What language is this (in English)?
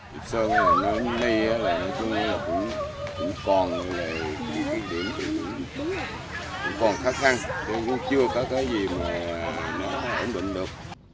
Vietnamese